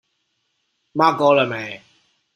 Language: Chinese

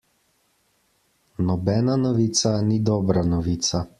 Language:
Slovenian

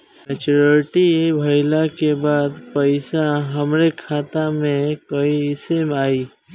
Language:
Bhojpuri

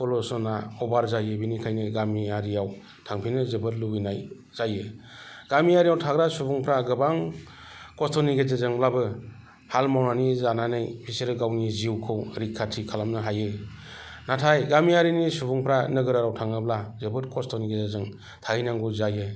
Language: Bodo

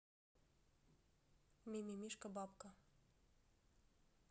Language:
Russian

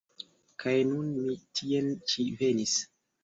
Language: Esperanto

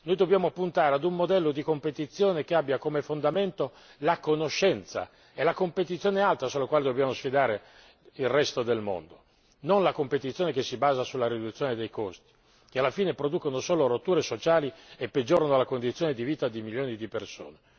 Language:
Italian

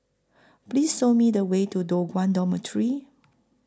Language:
English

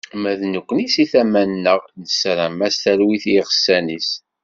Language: Kabyle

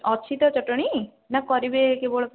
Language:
Odia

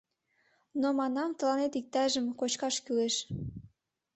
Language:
Mari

